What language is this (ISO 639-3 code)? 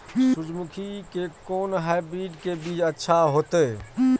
mai